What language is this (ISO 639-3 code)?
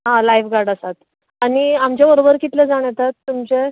kok